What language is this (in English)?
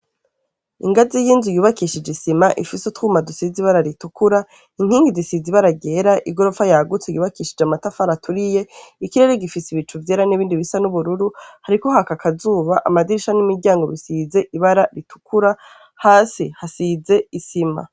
Rundi